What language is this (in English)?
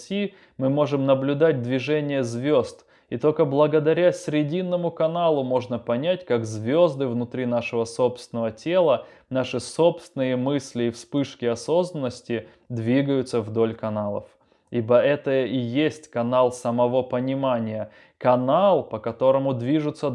Russian